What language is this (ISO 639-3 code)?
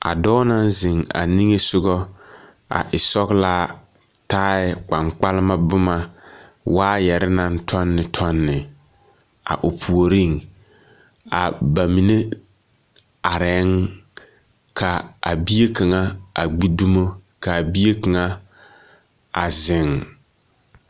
dga